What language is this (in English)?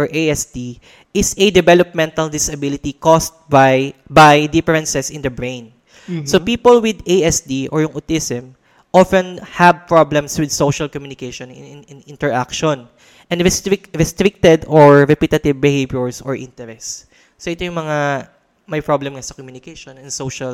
Filipino